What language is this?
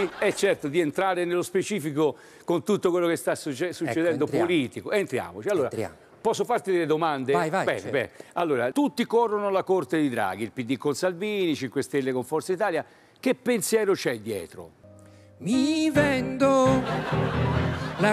Italian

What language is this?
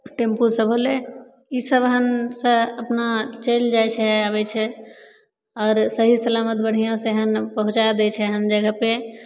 Maithili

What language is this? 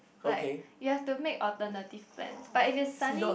English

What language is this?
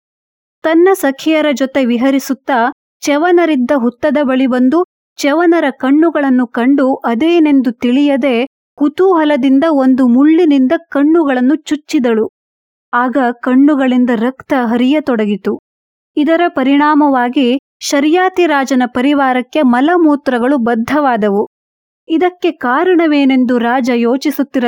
Kannada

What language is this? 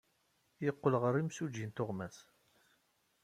Kabyle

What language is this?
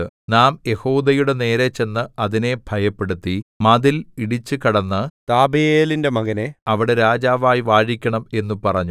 Malayalam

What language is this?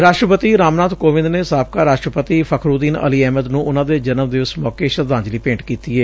Punjabi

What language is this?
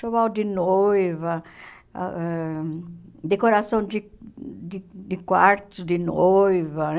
Portuguese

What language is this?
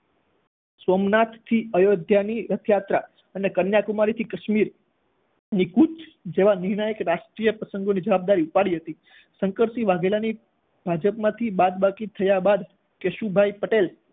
Gujarati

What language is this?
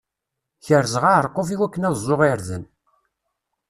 Kabyle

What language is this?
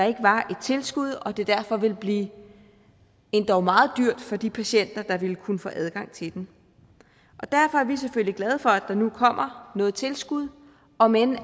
Danish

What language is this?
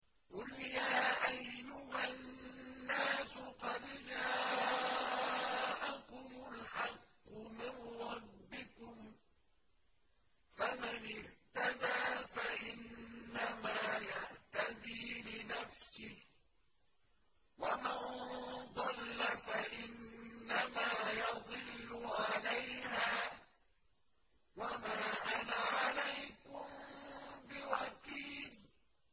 Arabic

